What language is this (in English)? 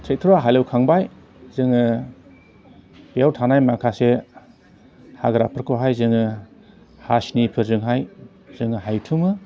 Bodo